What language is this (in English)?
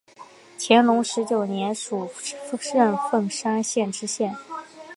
Chinese